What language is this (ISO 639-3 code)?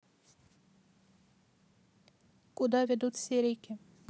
rus